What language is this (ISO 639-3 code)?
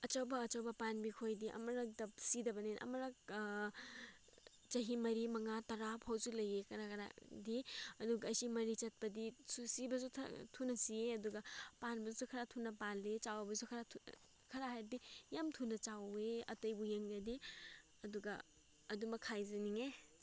mni